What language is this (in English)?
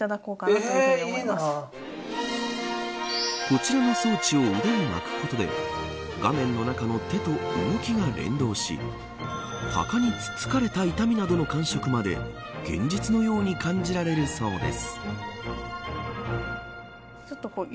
Japanese